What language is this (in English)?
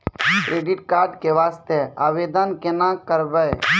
Maithili